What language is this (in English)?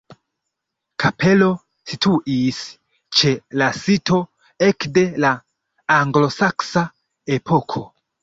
Esperanto